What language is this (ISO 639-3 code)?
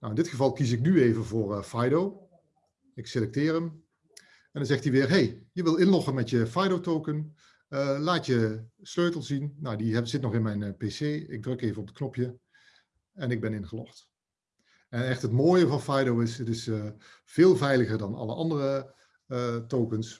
nld